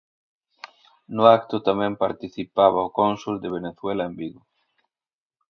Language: Galician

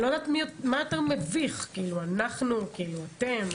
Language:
Hebrew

